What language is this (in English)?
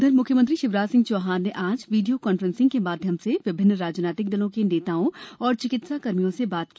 Hindi